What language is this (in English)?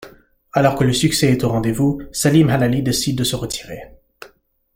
French